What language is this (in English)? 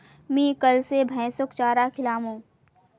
Magahi